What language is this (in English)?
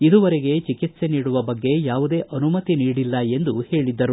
Kannada